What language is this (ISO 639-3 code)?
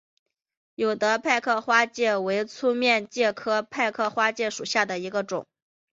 zho